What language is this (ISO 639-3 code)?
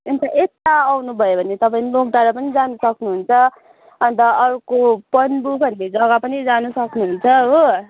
nep